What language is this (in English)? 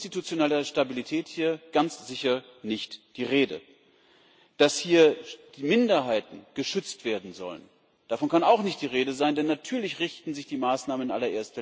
German